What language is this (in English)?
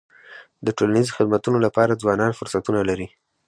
Pashto